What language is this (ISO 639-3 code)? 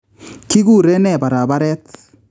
kln